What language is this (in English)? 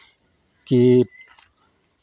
Maithili